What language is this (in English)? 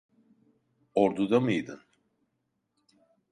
Turkish